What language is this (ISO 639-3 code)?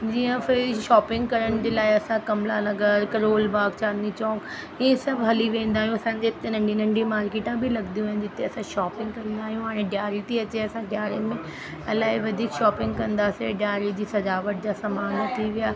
snd